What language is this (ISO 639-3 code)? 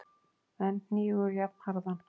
isl